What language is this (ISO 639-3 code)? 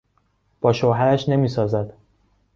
fas